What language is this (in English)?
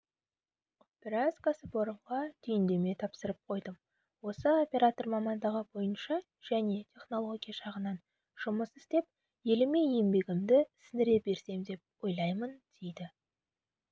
Kazakh